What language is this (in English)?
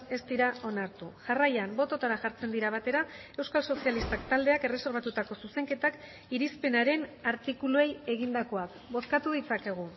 Basque